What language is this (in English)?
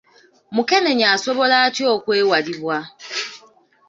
Ganda